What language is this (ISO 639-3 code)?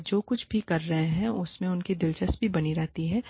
hin